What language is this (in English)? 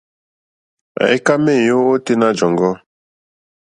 Mokpwe